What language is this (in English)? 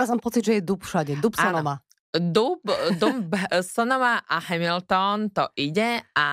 Slovak